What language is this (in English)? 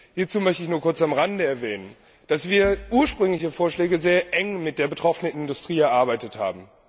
German